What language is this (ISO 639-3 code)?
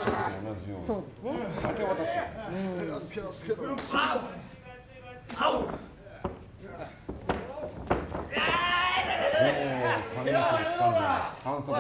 jpn